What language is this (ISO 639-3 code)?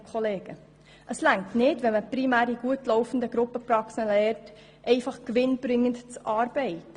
gsw